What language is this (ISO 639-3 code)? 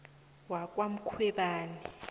nbl